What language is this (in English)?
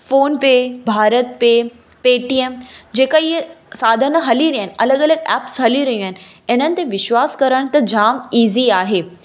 Sindhi